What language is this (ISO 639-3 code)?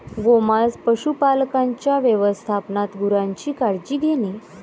mar